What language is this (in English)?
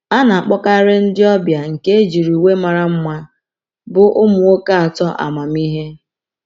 Igbo